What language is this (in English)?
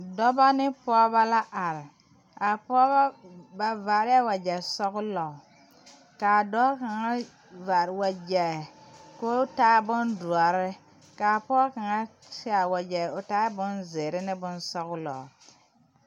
Southern Dagaare